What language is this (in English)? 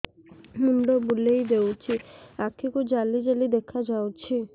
Odia